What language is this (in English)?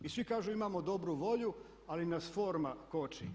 Croatian